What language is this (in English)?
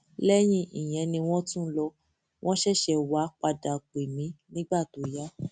Yoruba